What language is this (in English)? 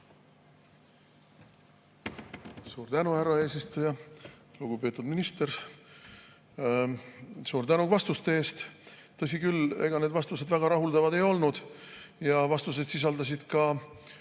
Estonian